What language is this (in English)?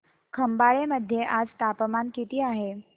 Marathi